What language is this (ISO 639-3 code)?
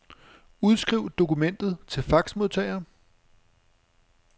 dan